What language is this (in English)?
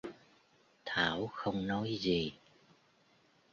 Vietnamese